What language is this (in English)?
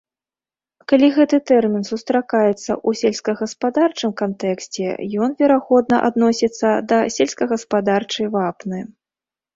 Belarusian